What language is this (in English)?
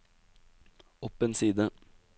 Norwegian